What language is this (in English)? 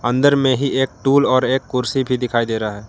Hindi